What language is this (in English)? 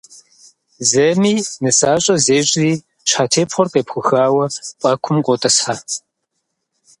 Kabardian